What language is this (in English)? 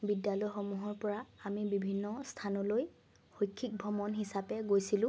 Assamese